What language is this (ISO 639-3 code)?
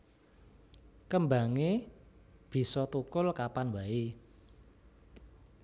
jav